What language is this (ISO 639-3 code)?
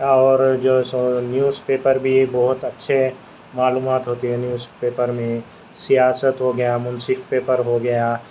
urd